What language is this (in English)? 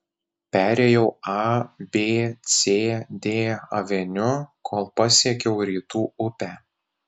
Lithuanian